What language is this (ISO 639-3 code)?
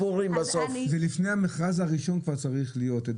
heb